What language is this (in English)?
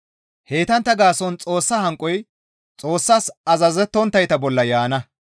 Gamo